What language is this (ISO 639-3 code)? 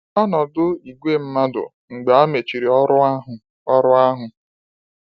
ibo